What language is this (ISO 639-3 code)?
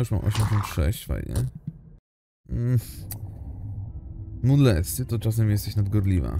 pol